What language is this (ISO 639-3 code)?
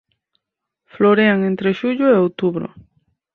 glg